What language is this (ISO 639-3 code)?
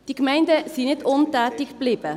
gsw